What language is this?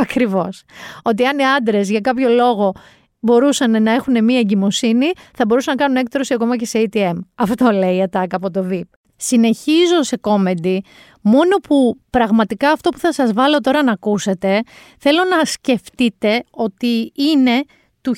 Greek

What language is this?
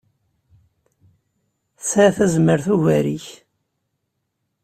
Kabyle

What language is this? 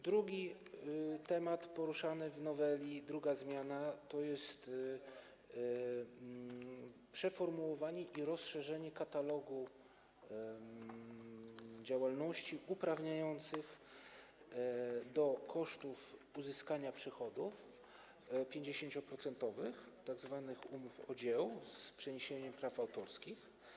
Polish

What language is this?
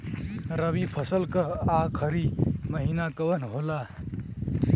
Bhojpuri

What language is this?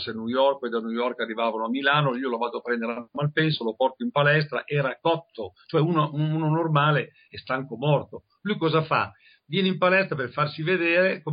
Italian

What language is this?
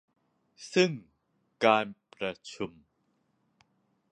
Thai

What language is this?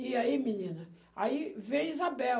Portuguese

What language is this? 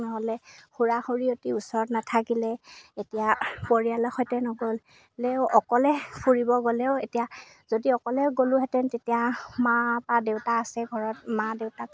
Assamese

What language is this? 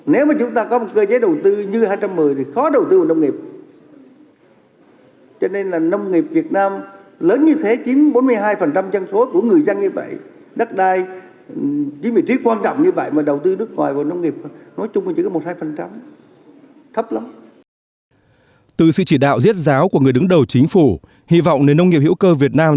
Vietnamese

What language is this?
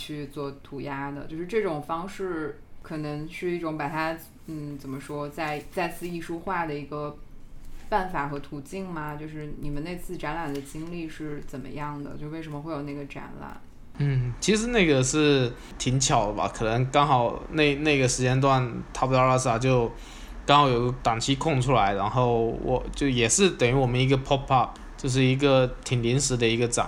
Chinese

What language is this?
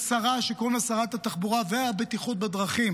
Hebrew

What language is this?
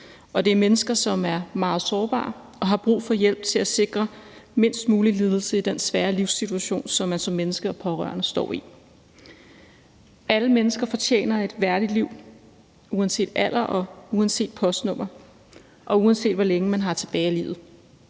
Danish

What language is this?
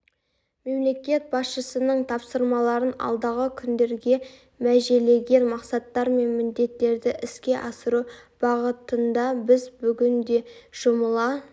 Kazakh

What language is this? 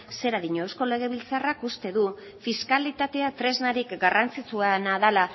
Basque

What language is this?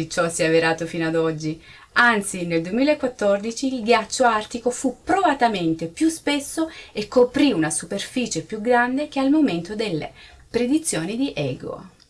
Italian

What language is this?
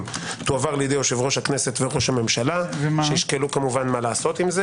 Hebrew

